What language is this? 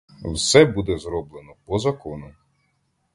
Ukrainian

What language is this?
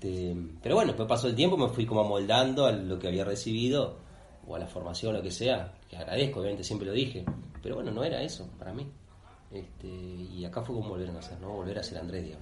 Spanish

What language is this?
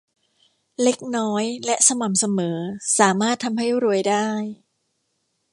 Thai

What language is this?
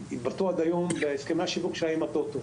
Hebrew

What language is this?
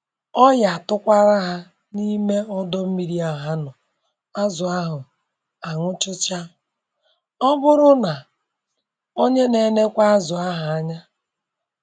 Igbo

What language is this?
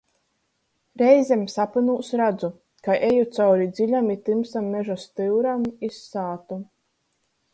Latgalian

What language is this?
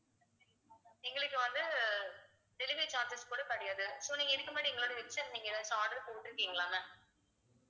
Tamil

